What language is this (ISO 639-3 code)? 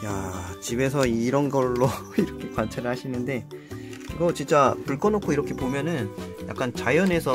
kor